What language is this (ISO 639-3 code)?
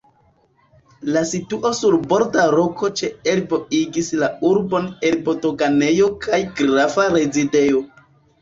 epo